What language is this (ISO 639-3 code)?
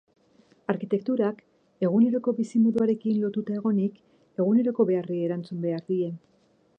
eus